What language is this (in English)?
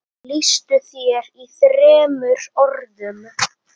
Icelandic